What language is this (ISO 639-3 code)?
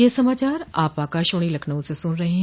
hin